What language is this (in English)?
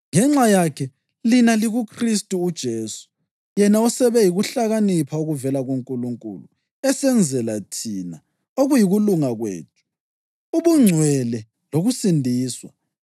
North Ndebele